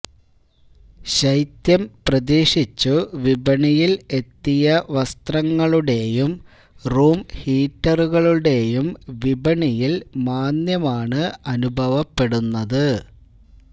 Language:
Malayalam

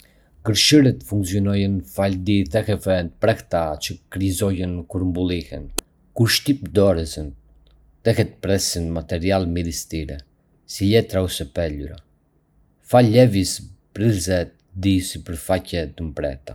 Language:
Arbëreshë Albanian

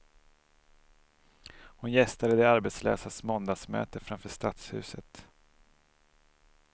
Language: Swedish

